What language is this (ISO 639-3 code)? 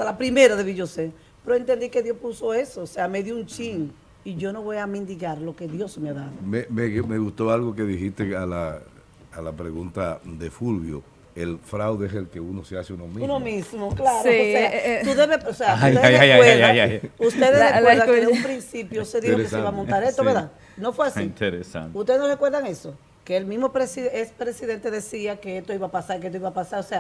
spa